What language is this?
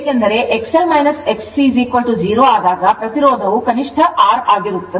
Kannada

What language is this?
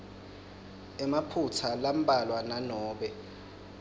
Swati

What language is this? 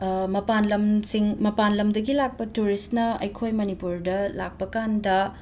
Manipuri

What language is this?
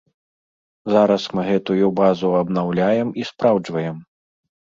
Belarusian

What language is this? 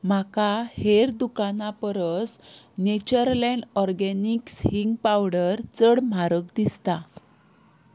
Konkani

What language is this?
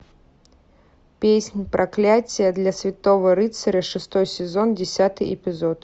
Russian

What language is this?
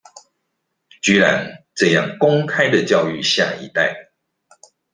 Chinese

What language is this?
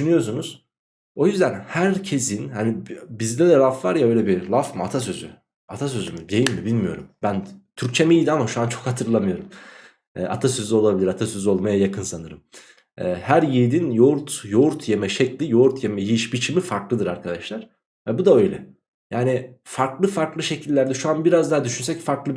Turkish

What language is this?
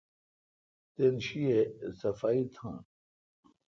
Kalkoti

